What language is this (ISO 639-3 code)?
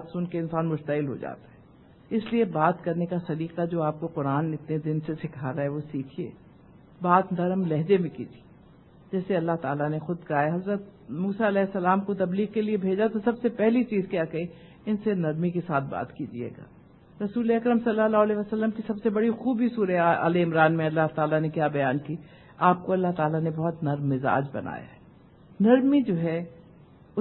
urd